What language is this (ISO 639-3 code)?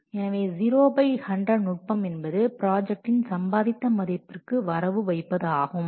tam